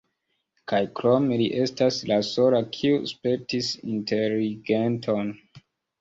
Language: Esperanto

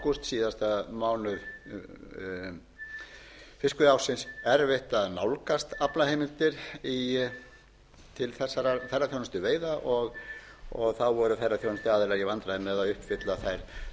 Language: Icelandic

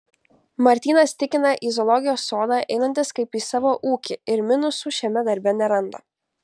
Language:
Lithuanian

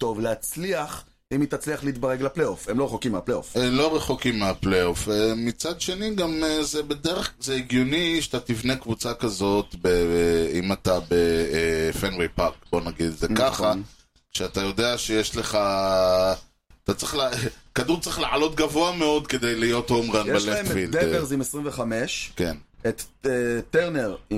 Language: Hebrew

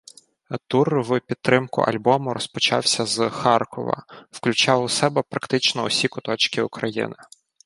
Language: Ukrainian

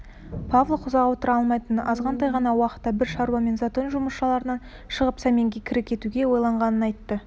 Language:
Kazakh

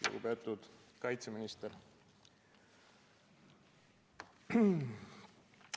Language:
Estonian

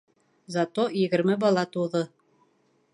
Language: Bashkir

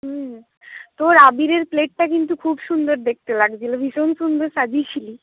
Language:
Bangla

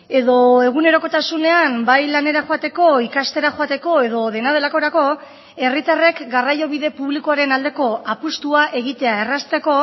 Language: Basque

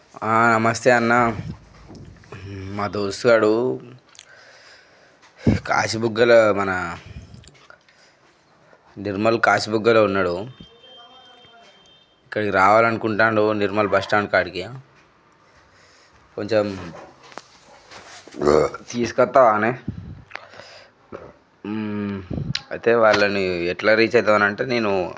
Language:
Telugu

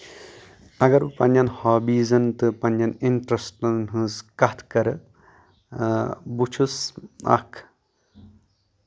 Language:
Kashmiri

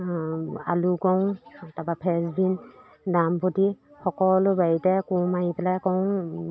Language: Assamese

